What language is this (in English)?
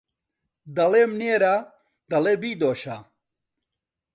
Central Kurdish